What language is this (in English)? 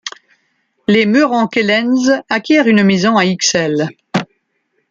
French